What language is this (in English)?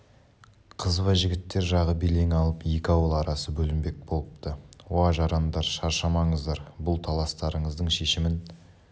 Kazakh